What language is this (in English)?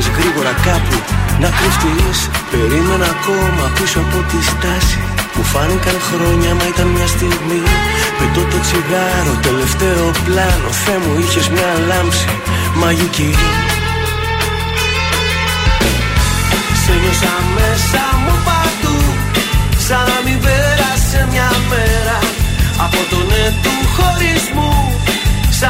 Greek